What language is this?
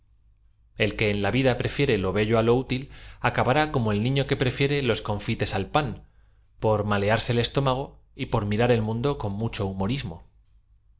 Spanish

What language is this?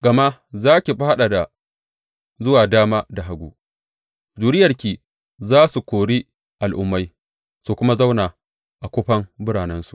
Hausa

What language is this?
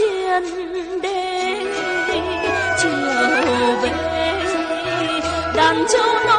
Vietnamese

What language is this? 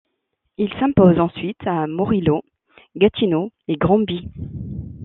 French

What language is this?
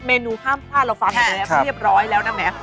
Thai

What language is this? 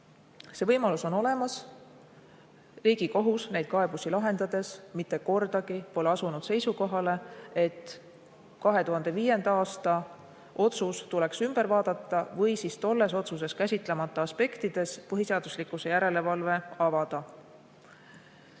Estonian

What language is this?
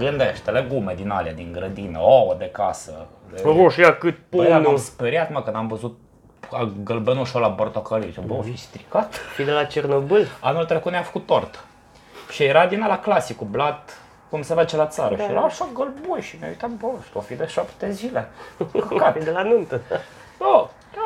Romanian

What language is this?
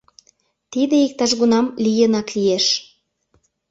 Mari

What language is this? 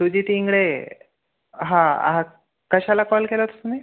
Marathi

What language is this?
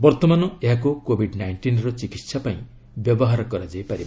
Odia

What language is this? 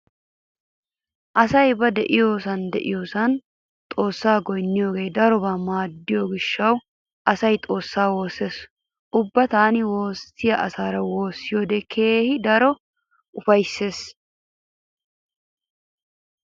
Wolaytta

